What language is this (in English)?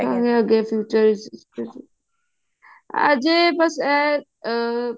Punjabi